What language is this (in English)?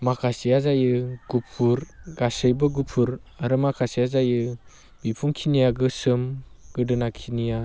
Bodo